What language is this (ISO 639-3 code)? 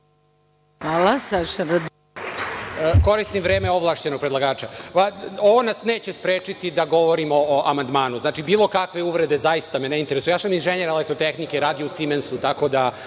srp